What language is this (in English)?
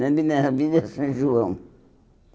Portuguese